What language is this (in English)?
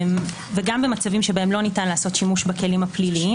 Hebrew